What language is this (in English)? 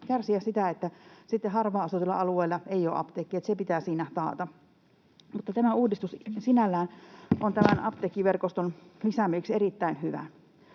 Finnish